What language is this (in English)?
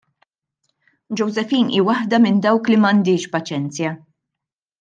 Maltese